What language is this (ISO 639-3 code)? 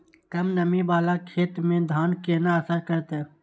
mai